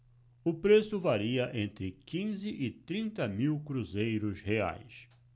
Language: Portuguese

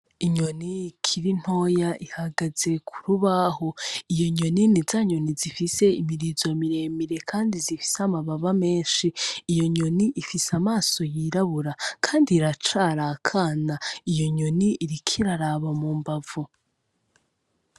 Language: Rundi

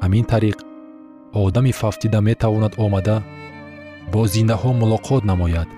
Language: Persian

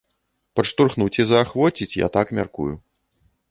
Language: Belarusian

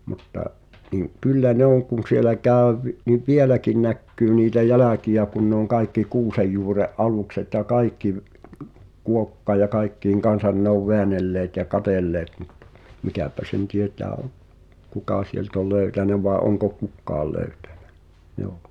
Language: Finnish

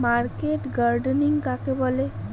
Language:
Bangla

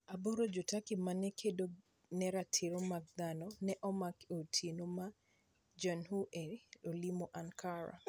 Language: Luo (Kenya and Tanzania)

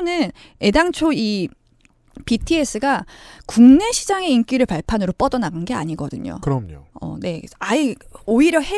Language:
Korean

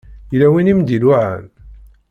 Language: Kabyle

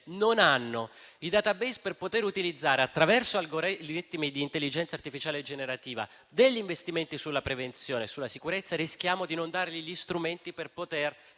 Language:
Italian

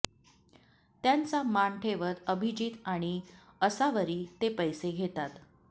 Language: Marathi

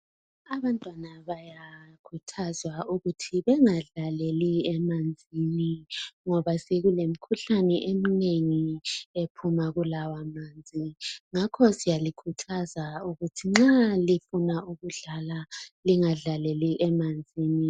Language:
North Ndebele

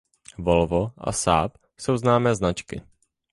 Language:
Czech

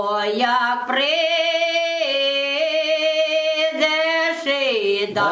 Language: Ukrainian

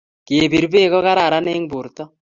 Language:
Kalenjin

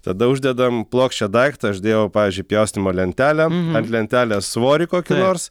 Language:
Lithuanian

